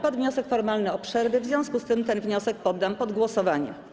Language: Polish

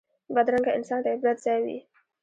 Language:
Pashto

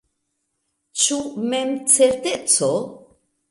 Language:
Esperanto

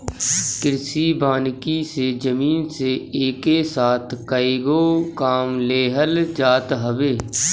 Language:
Bhojpuri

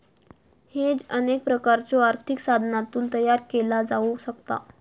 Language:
Marathi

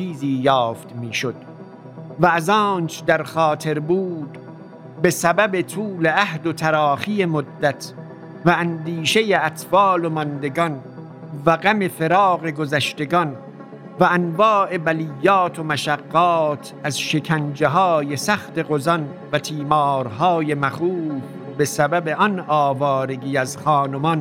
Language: Persian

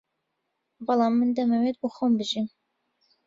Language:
Central Kurdish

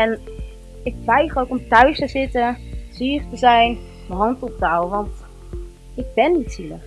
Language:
Dutch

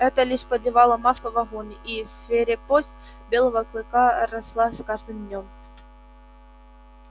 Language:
Russian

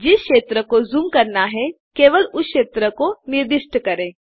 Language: Hindi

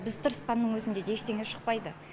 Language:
Kazakh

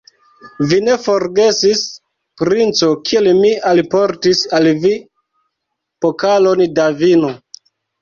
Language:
Esperanto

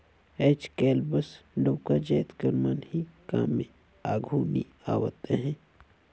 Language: Chhattisgarhi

